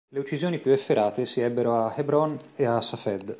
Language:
Italian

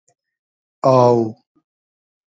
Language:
Hazaragi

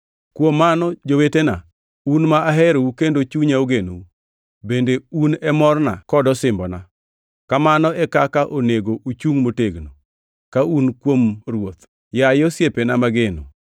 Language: Luo (Kenya and Tanzania)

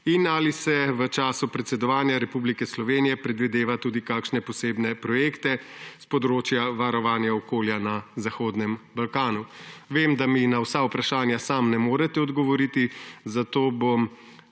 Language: Slovenian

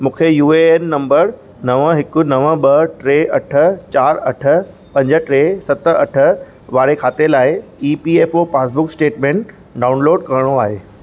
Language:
Sindhi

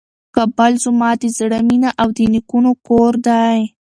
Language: Pashto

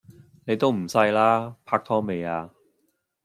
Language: Cantonese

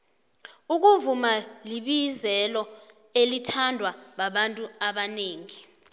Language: South Ndebele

